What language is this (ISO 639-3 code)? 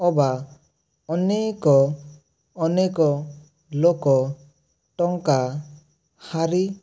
ori